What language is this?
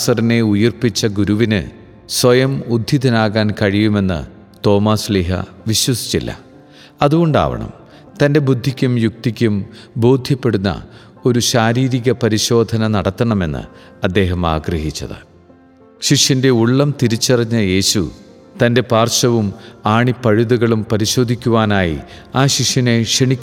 Malayalam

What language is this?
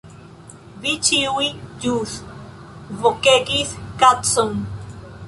Esperanto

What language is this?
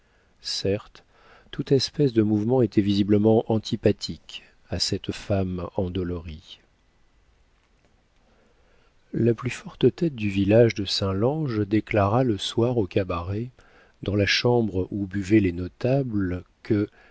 French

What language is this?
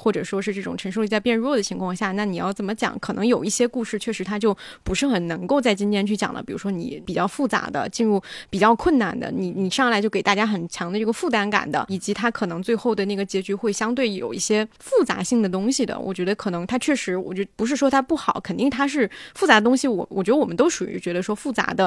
Chinese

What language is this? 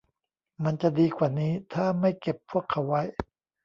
Thai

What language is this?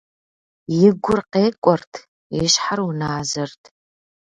Kabardian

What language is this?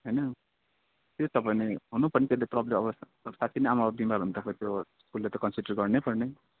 Nepali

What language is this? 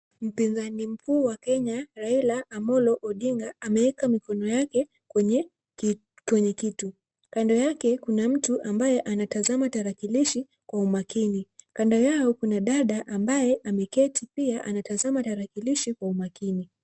Swahili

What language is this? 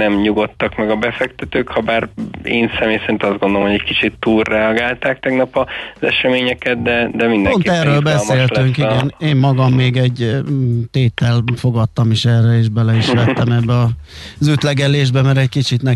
Hungarian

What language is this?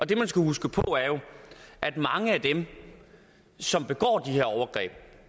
Danish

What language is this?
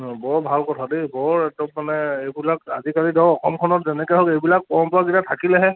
Assamese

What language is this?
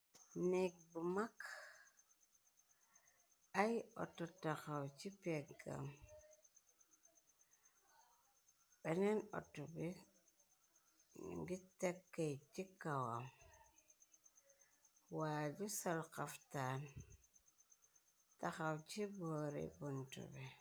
Wolof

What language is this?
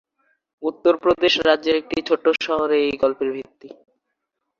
Bangla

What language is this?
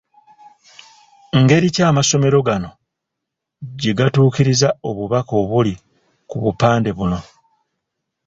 Ganda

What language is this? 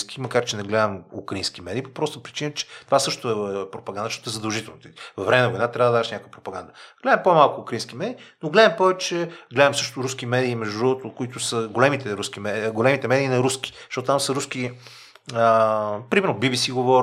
Bulgarian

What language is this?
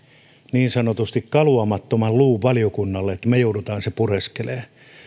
Finnish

